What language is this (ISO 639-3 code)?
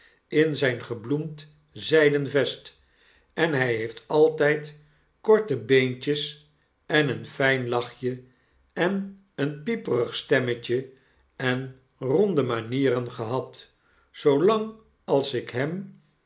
nld